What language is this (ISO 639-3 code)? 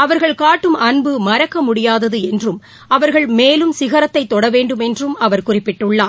tam